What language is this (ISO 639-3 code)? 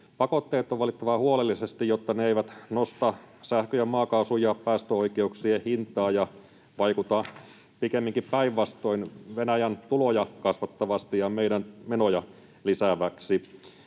fin